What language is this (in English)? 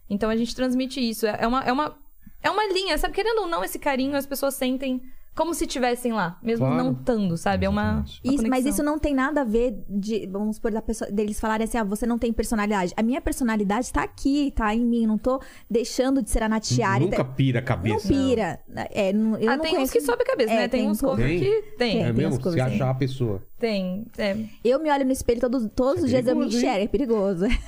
Portuguese